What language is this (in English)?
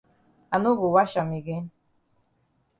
Cameroon Pidgin